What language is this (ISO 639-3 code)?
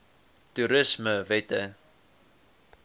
afr